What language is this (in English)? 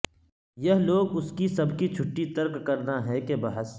Urdu